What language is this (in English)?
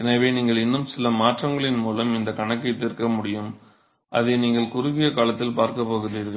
Tamil